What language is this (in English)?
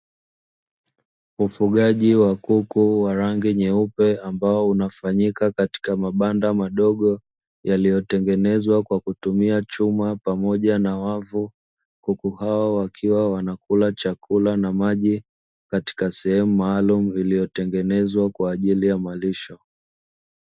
Swahili